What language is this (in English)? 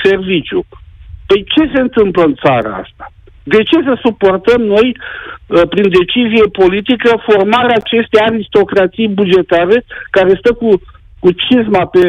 Romanian